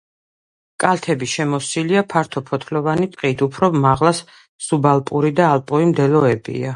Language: Georgian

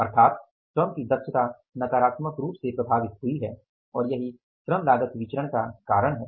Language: Hindi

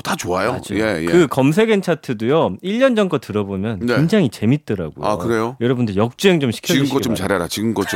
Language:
Korean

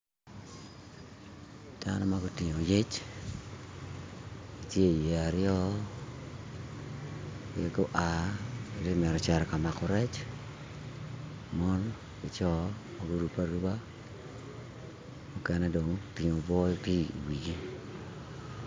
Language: Acoli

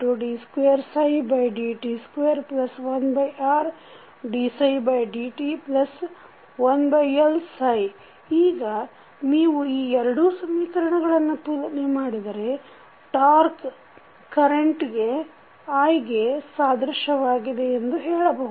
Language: Kannada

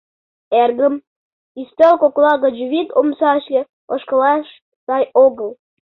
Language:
Mari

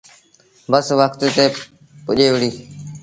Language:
Sindhi Bhil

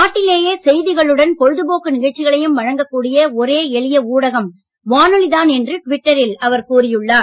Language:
Tamil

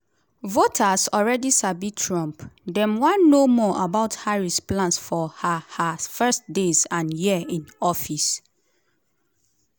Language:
Nigerian Pidgin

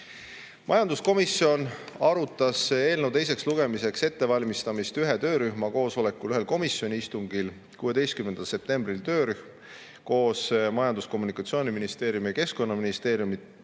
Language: Estonian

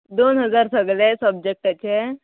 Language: Konkani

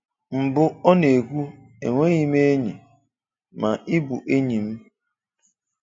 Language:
Igbo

